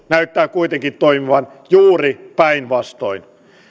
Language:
Finnish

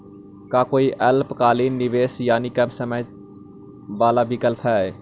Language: Magahi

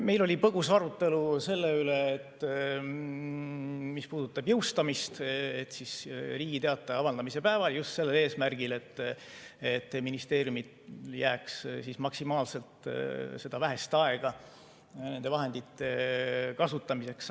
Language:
Estonian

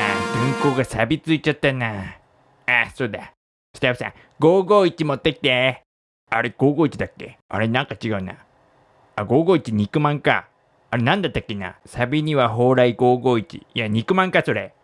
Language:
Japanese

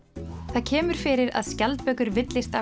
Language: Icelandic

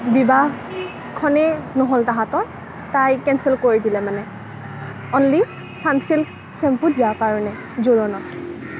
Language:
Assamese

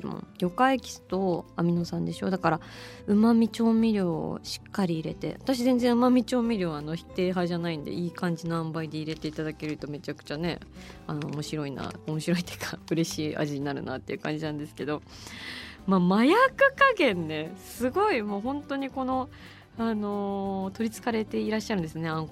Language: Japanese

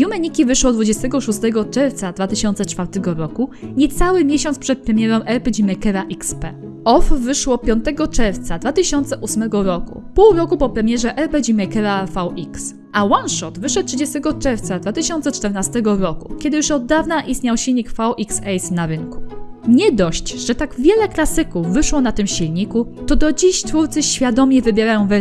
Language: Polish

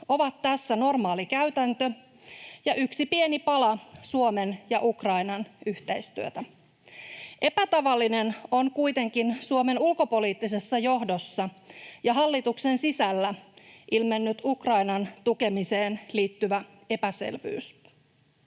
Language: Finnish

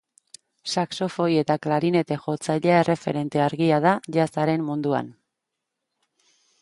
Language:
Basque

